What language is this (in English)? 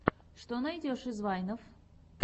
Russian